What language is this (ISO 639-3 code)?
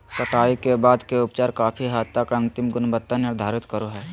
mag